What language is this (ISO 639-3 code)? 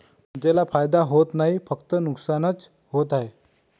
mar